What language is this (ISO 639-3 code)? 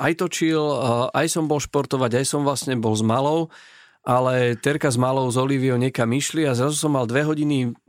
slk